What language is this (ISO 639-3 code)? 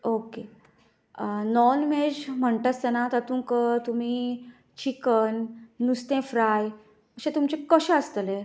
kok